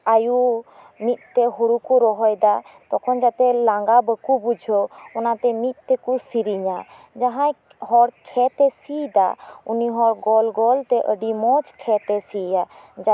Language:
Santali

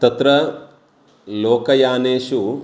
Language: Sanskrit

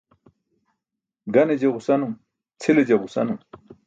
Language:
Burushaski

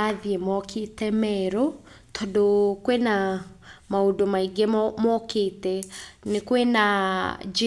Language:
Kikuyu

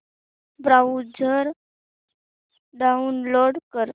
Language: Marathi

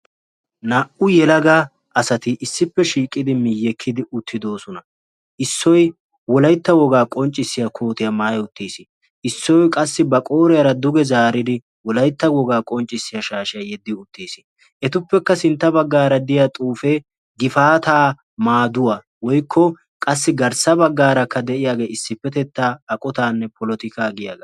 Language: Wolaytta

